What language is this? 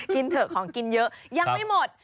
Thai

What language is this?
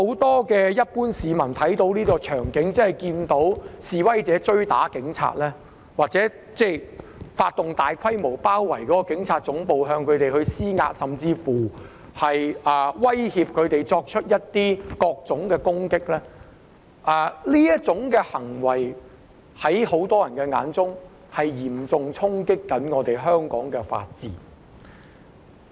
Cantonese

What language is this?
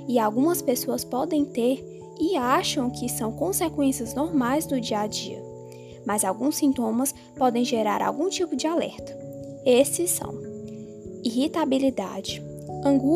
Portuguese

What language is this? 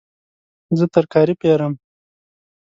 Pashto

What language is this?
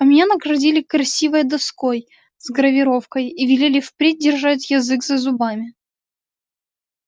Russian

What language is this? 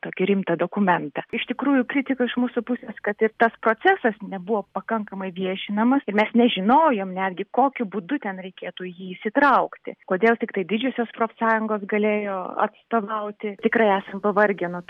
Lithuanian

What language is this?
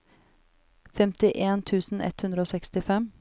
Norwegian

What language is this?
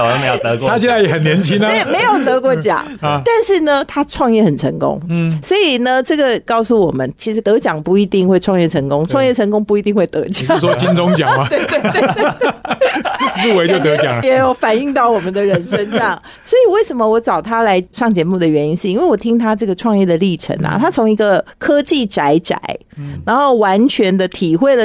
Chinese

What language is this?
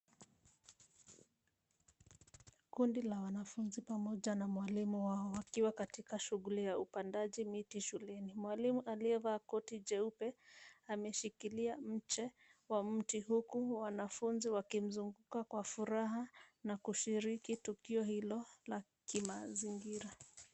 Swahili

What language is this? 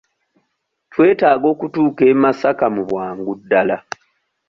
Ganda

